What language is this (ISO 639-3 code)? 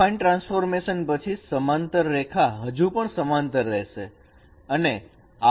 guj